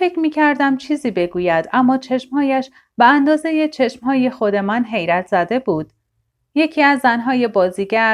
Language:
Persian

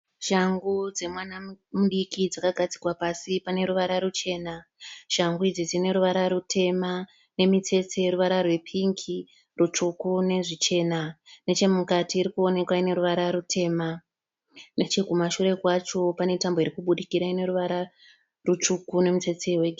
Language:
Shona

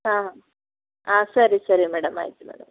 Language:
Kannada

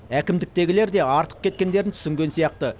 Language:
Kazakh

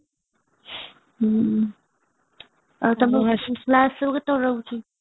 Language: Odia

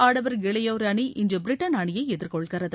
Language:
Tamil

